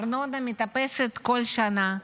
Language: Hebrew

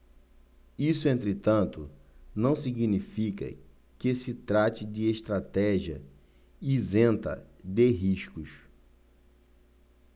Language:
Portuguese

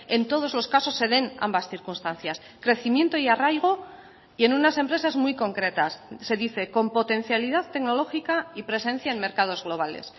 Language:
Spanish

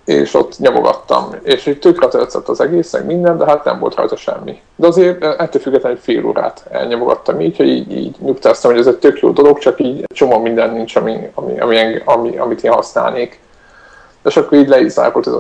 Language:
Hungarian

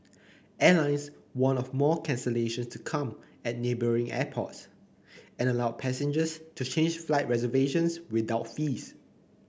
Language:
English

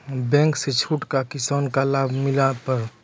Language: Maithili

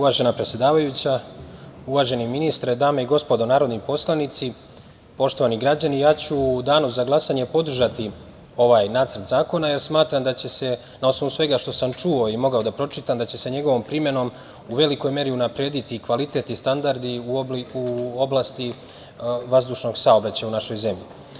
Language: Serbian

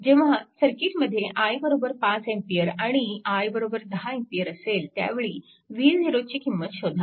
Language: Marathi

